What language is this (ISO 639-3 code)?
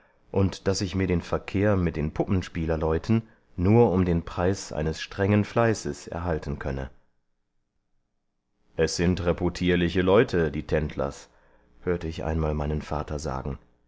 deu